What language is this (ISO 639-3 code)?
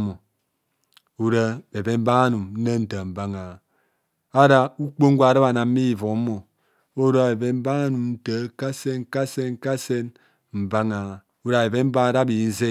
bcs